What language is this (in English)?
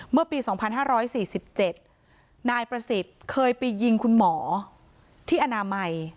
Thai